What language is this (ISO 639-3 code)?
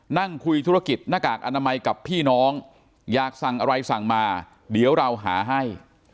tha